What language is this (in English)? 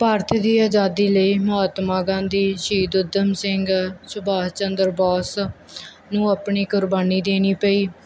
Punjabi